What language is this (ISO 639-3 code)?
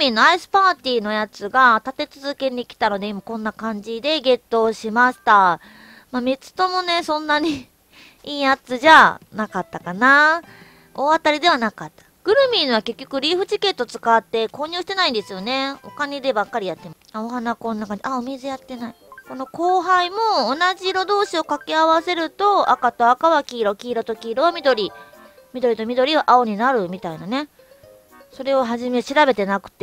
jpn